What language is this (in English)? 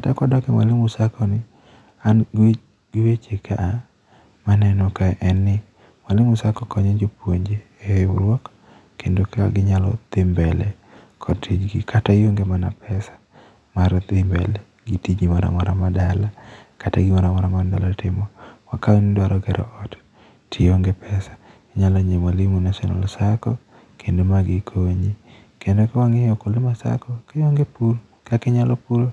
Luo (Kenya and Tanzania)